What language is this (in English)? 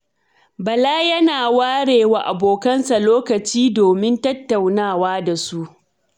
Hausa